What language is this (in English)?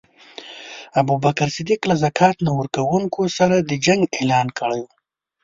Pashto